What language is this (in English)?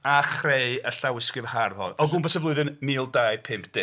Welsh